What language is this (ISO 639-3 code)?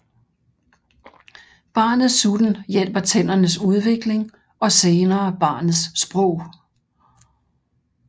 dan